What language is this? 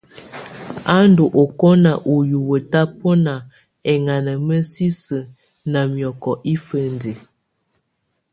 Tunen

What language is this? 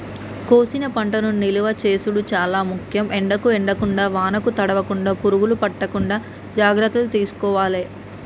Telugu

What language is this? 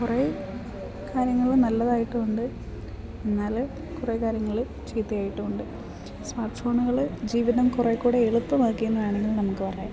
Malayalam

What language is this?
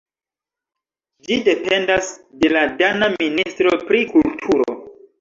Esperanto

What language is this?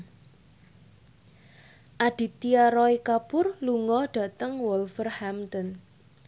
Javanese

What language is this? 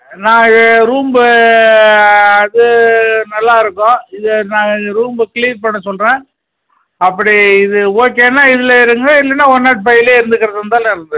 Tamil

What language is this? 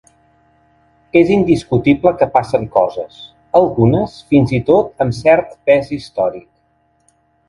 Catalan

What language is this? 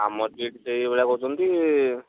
Odia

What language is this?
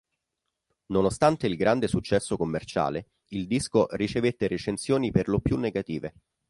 Italian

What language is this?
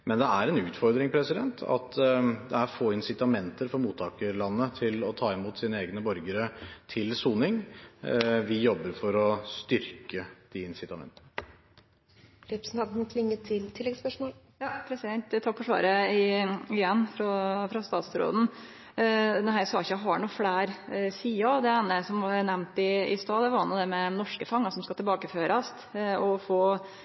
Norwegian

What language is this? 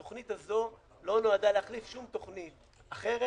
Hebrew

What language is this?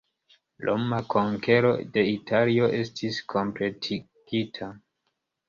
Esperanto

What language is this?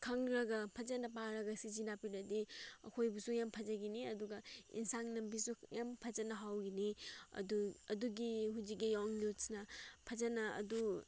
Manipuri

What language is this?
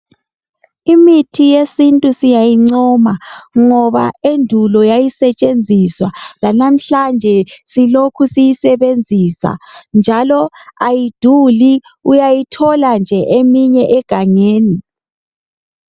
North Ndebele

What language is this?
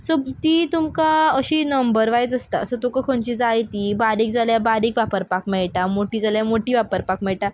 Konkani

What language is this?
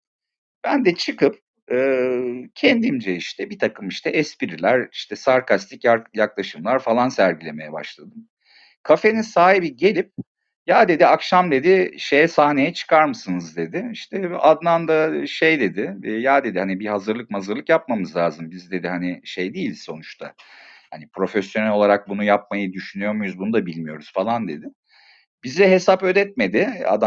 Turkish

